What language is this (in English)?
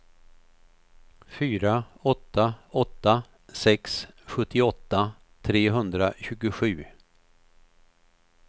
Swedish